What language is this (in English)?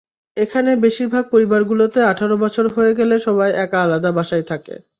Bangla